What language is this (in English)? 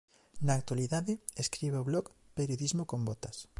Galician